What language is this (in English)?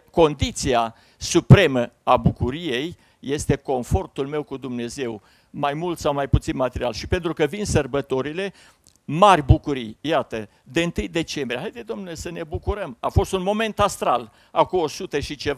Romanian